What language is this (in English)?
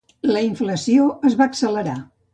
Catalan